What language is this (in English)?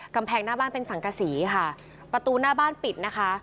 Thai